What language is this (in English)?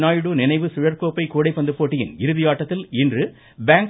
Tamil